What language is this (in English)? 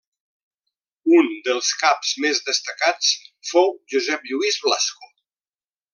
Catalan